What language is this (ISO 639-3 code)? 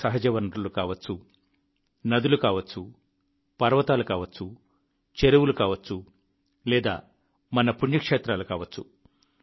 tel